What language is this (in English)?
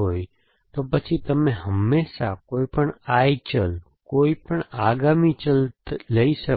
Gujarati